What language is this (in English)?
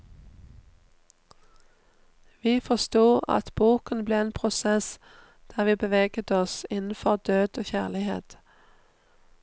Norwegian